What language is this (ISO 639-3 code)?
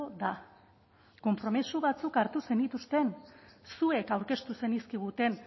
eus